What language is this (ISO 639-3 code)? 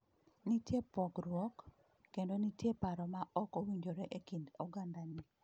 luo